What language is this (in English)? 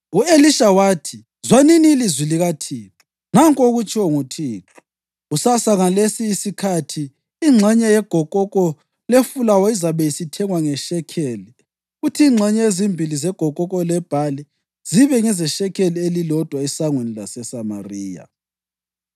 North Ndebele